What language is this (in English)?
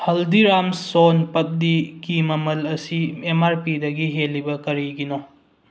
Manipuri